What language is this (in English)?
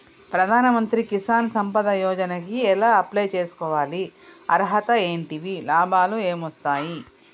Telugu